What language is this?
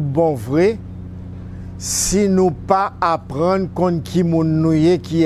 French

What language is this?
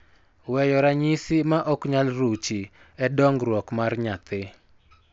Luo (Kenya and Tanzania)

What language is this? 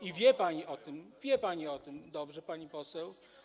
Polish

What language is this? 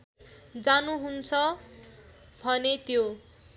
Nepali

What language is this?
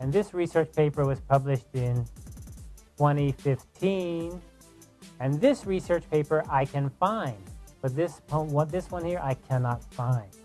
English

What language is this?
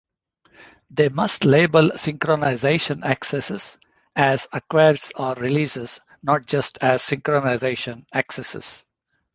English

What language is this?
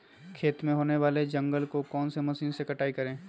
Magahi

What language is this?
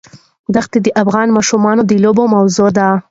Pashto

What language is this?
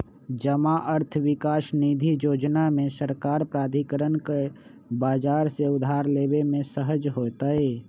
Magahi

